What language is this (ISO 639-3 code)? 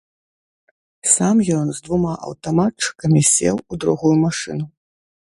bel